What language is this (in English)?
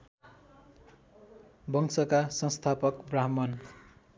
Nepali